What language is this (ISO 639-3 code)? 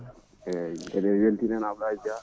ful